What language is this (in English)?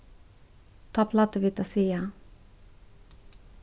Faroese